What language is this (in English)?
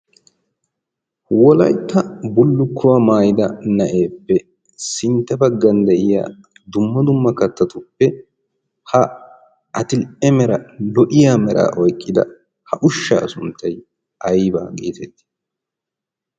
Wolaytta